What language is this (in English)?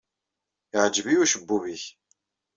Kabyle